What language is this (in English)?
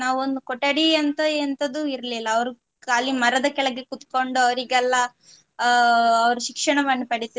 Kannada